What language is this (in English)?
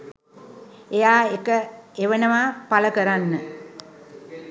Sinhala